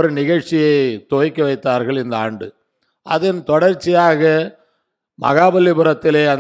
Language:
Tamil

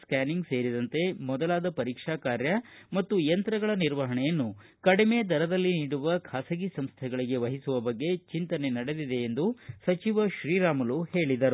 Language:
Kannada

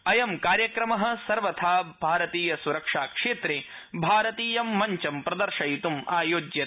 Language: Sanskrit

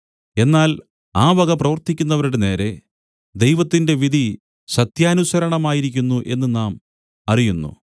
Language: Malayalam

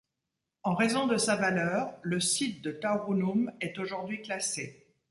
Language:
French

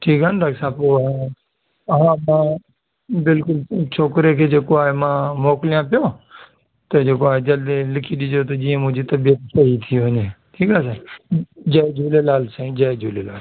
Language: Sindhi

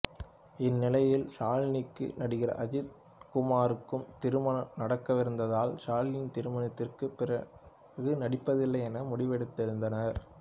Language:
Tamil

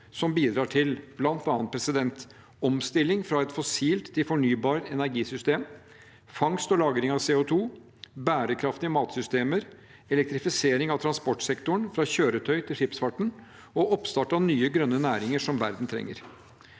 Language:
Norwegian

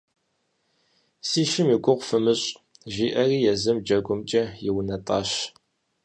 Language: Kabardian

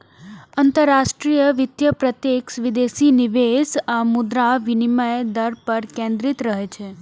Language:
Maithili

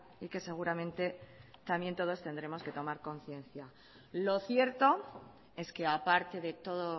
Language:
Spanish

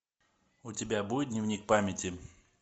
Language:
Russian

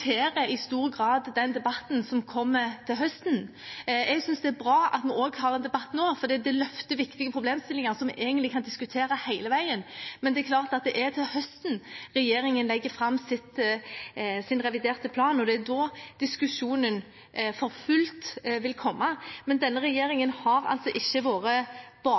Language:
Norwegian Bokmål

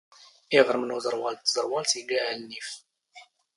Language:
Standard Moroccan Tamazight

